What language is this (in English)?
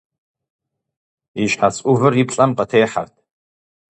Kabardian